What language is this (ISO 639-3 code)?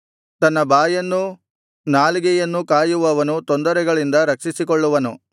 kan